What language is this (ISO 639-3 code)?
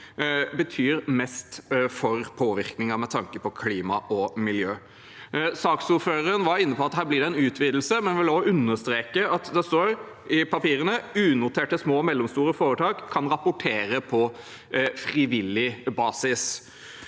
nor